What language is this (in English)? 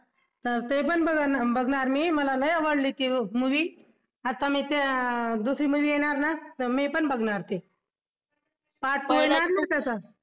Marathi